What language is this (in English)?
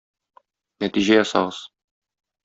Tatar